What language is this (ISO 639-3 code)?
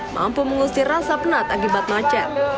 ind